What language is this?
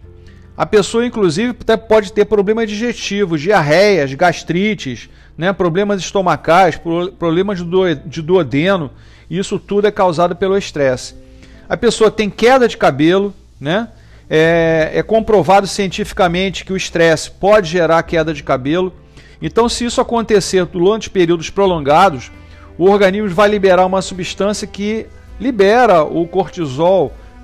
Portuguese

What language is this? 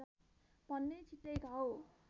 Nepali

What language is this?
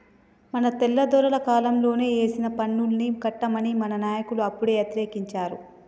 Telugu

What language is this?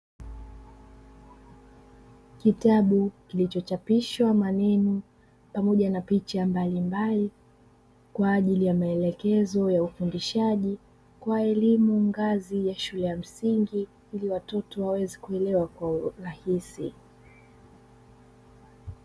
Swahili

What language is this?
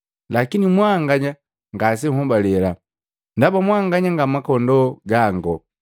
Matengo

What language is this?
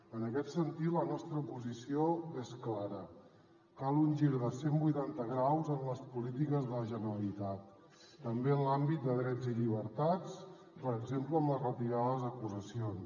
Catalan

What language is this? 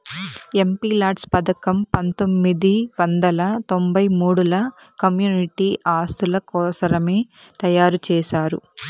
Telugu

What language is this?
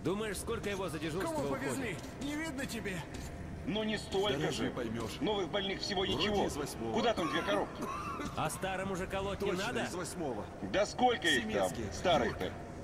Russian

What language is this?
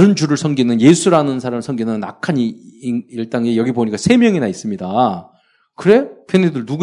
Korean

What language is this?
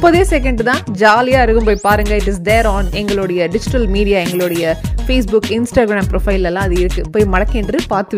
Tamil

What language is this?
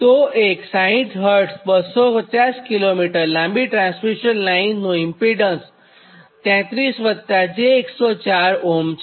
Gujarati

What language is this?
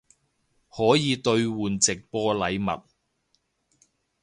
Cantonese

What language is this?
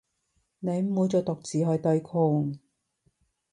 Cantonese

